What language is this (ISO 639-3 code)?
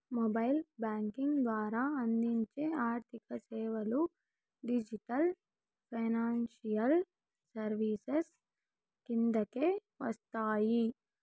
tel